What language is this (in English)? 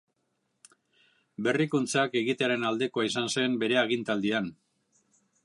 Basque